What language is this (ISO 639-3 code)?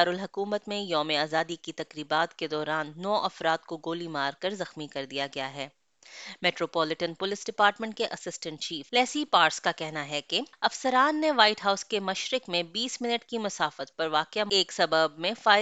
urd